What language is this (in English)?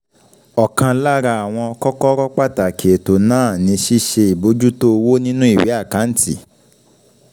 Yoruba